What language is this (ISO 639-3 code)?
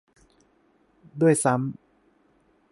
tha